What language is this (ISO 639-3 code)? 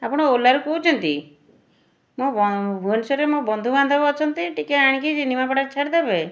ori